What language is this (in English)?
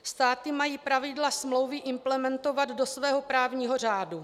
Czech